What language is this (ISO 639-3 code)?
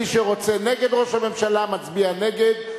heb